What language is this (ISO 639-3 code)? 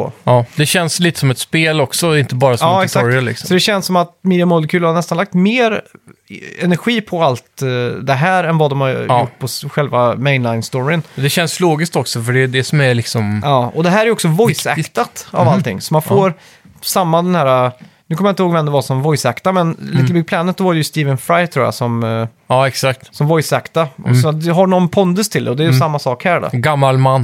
swe